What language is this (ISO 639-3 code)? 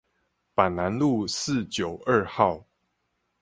zho